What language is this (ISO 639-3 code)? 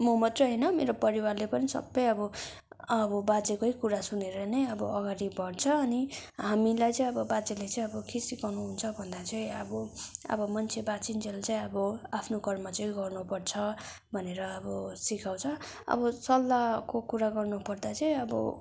nep